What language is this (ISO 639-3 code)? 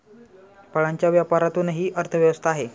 mar